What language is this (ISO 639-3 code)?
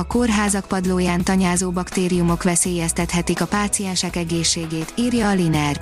hun